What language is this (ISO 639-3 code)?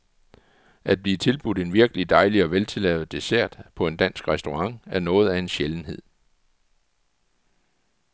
dan